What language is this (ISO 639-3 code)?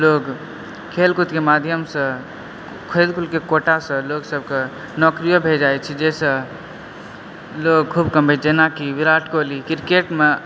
mai